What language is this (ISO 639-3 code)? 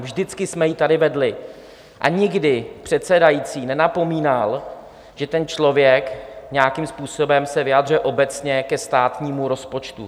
ces